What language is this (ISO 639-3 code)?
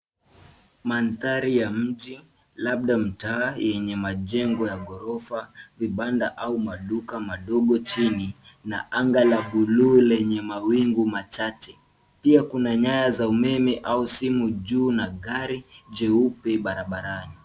swa